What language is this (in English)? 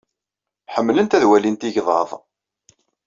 Kabyle